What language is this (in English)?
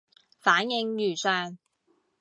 Cantonese